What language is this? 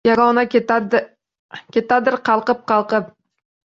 Uzbek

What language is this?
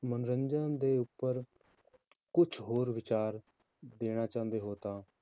Punjabi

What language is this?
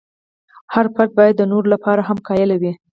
Pashto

